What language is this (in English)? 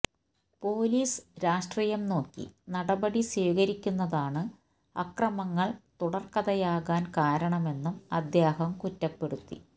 Malayalam